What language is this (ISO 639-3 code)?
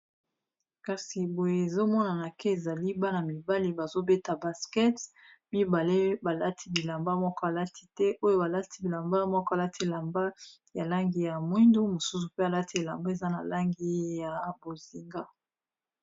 lin